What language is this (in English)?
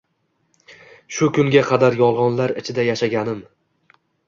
Uzbek